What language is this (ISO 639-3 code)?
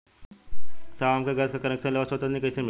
bho